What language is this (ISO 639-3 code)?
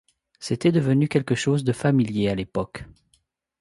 fra